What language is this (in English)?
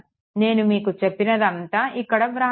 Telugu